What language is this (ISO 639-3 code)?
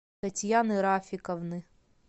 rus